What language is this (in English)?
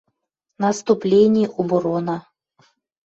Western Mari